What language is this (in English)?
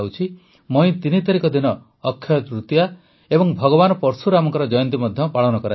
Odia